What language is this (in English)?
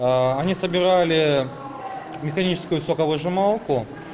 Russian